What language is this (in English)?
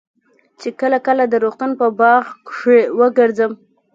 Pashto